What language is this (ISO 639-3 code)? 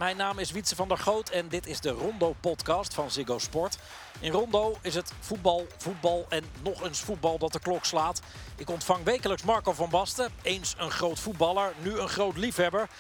nld